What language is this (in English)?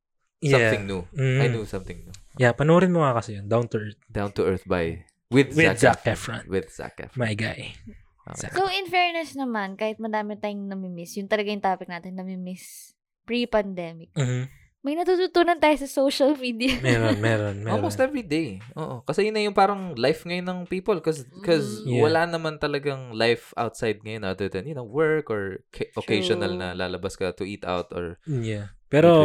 Filipino